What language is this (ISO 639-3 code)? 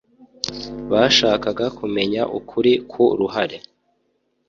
kin